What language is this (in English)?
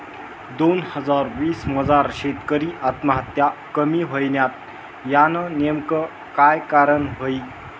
Marathi